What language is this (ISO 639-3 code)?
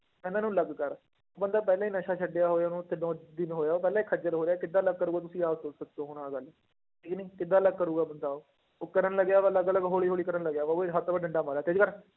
pan